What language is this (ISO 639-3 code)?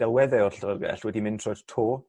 cym